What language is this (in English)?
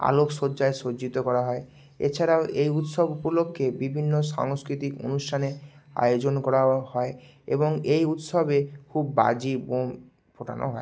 Bangla